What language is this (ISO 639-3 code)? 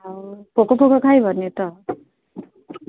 ori